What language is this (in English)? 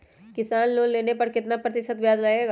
Magahi